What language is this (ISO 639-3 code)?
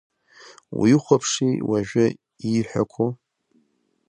abk